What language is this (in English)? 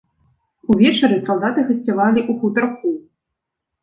Belarusian